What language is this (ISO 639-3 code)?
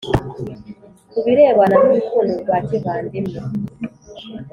kin